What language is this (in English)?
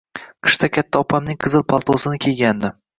Uzbek